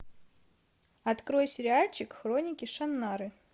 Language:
Russian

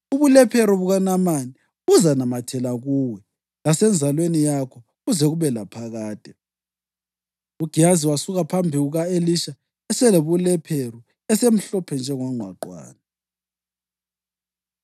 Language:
North Ndebele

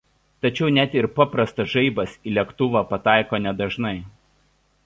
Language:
Lithuanian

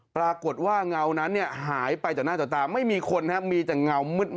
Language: Thai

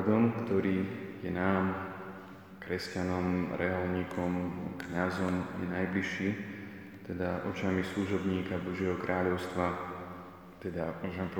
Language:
Slovak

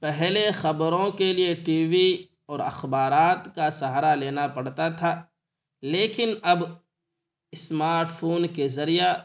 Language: Urdu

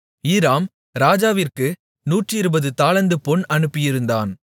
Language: Tamil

